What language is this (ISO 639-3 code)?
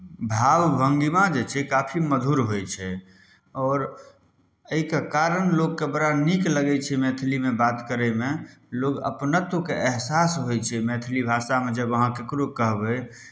mai